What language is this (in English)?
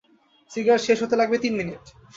Bangla